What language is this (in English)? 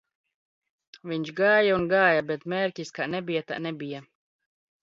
Latvian